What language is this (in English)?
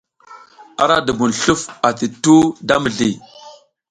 South Giziga